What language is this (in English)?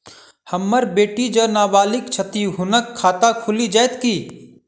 Maithili